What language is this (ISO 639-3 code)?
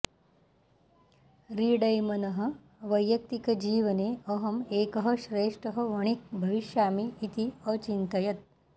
san